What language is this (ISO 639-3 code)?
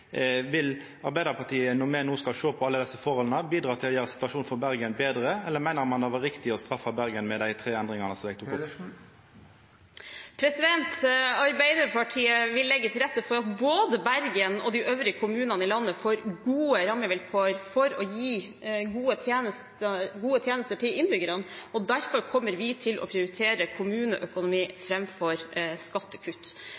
nor